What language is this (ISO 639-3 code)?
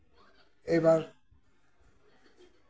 sat